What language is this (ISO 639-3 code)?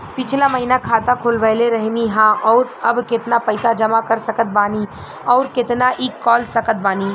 bho